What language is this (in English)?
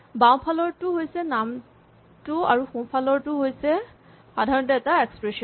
Assamese